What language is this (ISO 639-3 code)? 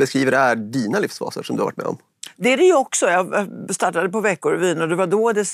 swe